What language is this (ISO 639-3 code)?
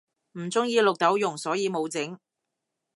yue